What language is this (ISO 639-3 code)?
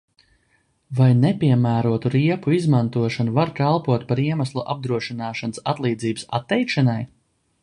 lav